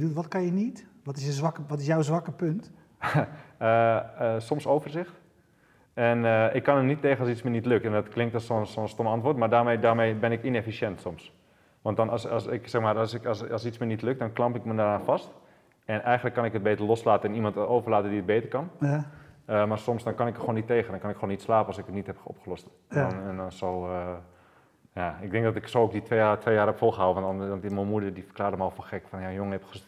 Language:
Dutch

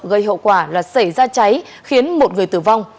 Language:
Vietnamese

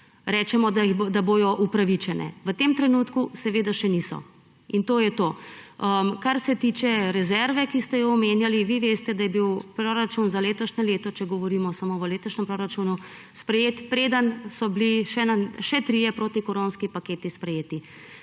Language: Slovenian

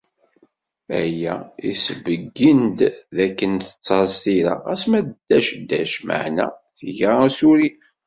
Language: Kabyle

